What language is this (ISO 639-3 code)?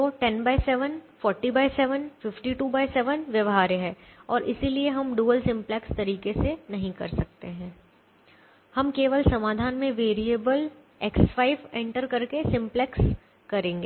hin